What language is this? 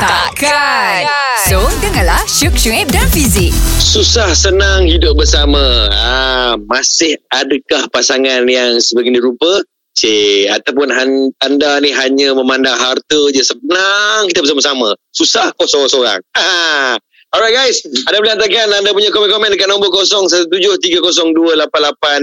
Malay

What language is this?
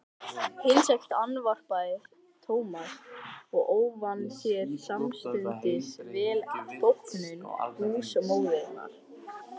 Icelandic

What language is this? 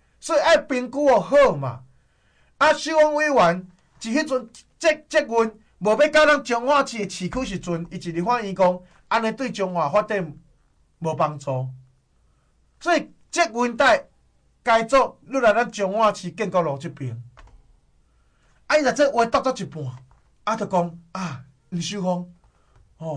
Chinese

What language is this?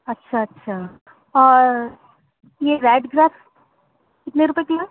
Urdu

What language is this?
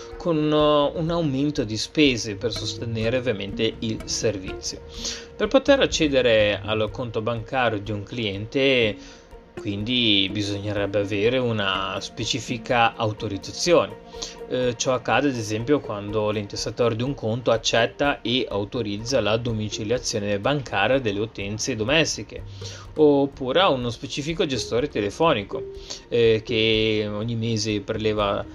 Italian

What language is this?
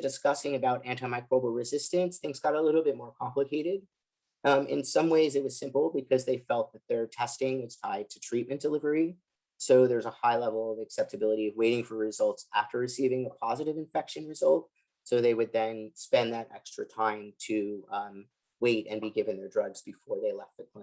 English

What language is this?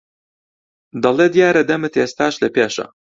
Central Kurdish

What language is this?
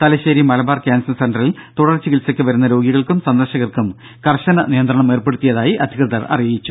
Malayalam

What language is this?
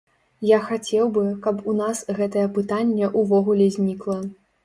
Belarusian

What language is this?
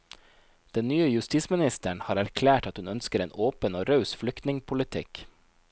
Norwegian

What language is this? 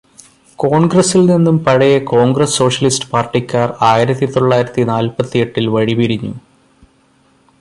Malayalam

